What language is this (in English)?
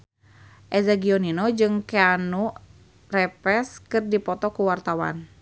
Sundanese